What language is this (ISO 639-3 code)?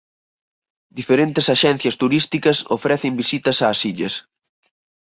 glg